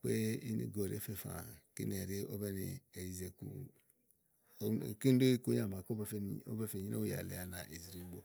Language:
Igo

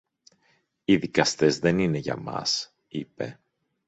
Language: Greek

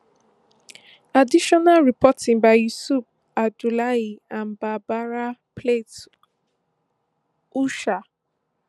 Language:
Nigerian Pidgin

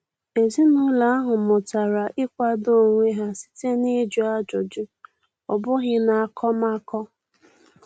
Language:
Igbo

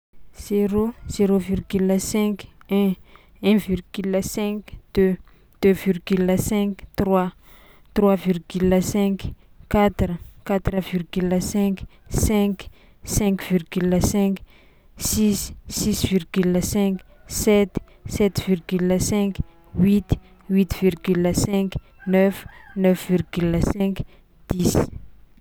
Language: Tsimihety Malagasy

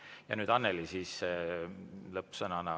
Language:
Estonian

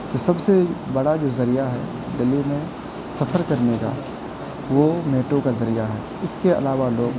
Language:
Urdu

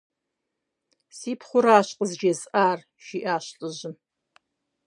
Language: Kabardian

